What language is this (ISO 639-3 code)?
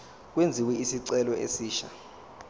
zul